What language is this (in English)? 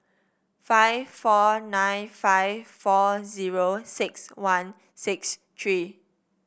English